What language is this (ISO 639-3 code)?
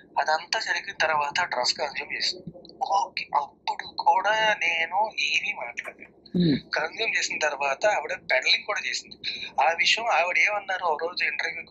tel